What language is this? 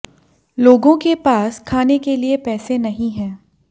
Hindi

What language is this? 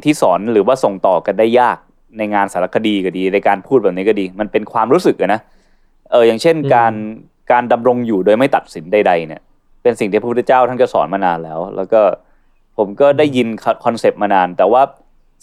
Thai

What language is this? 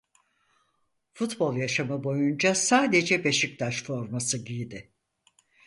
Turkish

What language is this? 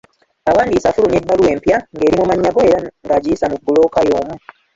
Ganda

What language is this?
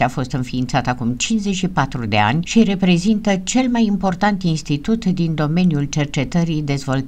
Romanian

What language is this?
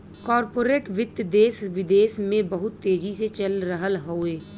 Bhojpuri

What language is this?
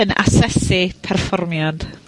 Welsh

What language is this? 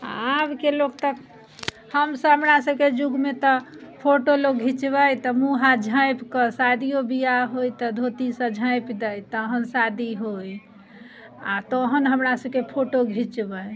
Maithili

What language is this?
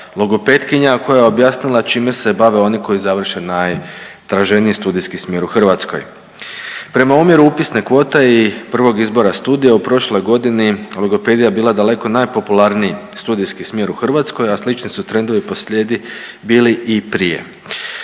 Croatian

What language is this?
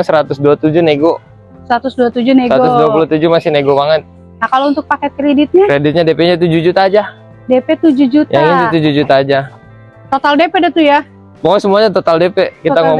Indonesian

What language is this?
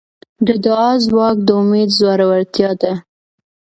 Pashto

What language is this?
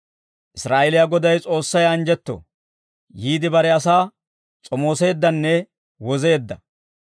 Dawro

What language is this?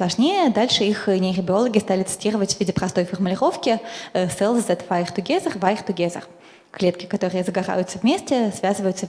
Russian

